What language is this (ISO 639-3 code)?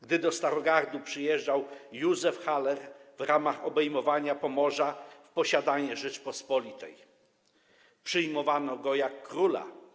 pol